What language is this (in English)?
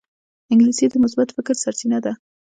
Pashto